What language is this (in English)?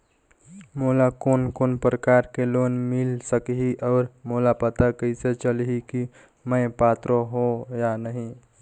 Chhattisgarhi